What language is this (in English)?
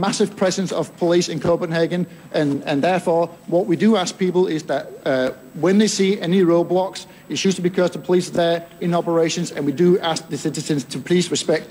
Greek